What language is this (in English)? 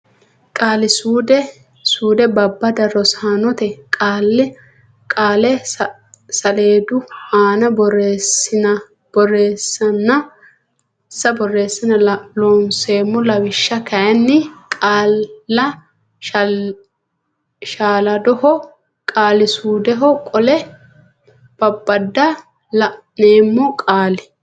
Sidamo